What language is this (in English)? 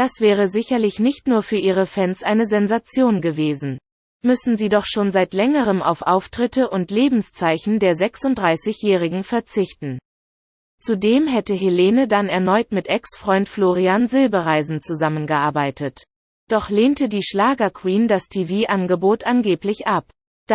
German